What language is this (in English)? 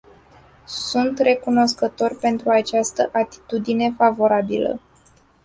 Romanian